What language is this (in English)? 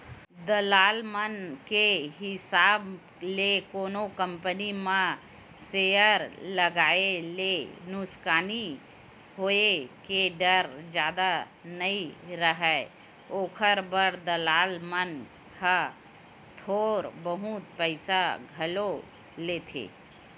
Chhattisgarhi